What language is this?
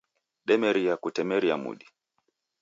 Taita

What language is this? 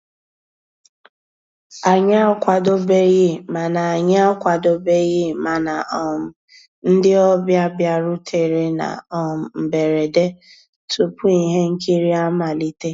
Igbo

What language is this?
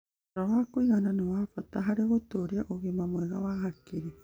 Kikuyu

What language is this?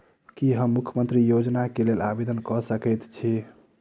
Maithili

